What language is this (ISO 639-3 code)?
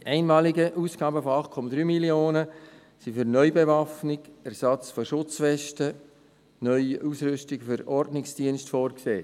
gsw